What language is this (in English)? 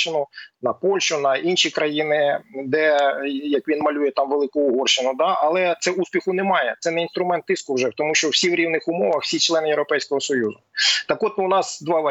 Ukrainian